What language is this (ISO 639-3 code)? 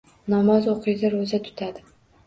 uzb